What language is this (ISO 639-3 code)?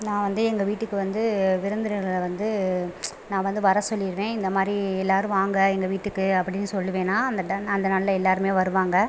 tam